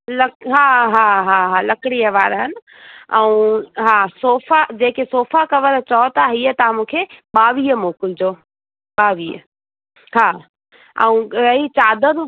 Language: Sindhi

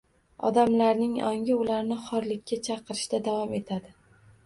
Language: Uzbek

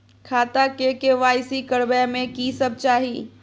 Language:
Maithili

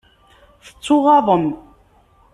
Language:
Kabyle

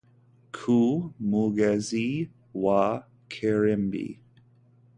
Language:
Kinyarwanda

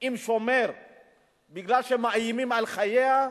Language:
Hebrew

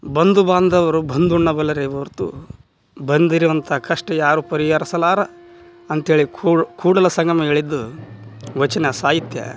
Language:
Kannada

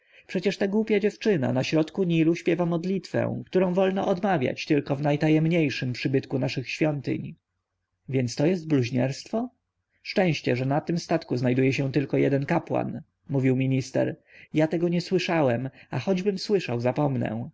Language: Polish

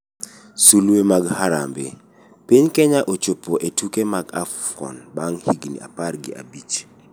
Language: Luo (Kenya and Tanzania)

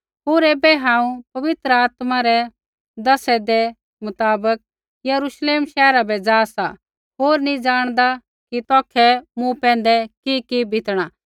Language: Kullu Pahari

